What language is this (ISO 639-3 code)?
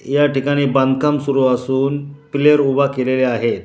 mar